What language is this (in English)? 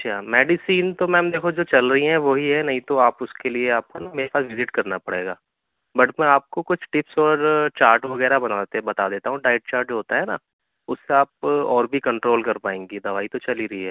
Urdu